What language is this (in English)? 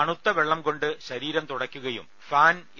Malayalam